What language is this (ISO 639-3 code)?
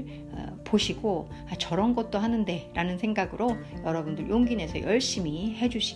kor